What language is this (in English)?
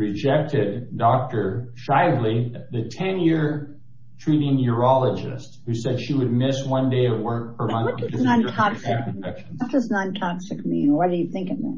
English